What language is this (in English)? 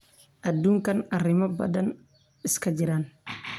Somali